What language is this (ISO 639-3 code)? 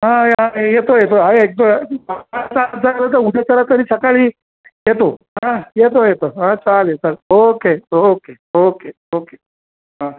mar